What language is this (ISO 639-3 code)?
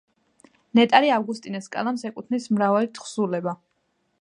kat